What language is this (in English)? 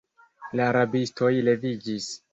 Esperanto